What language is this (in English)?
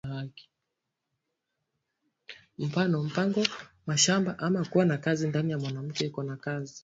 Swahili